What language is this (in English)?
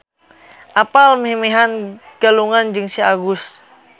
Sundanese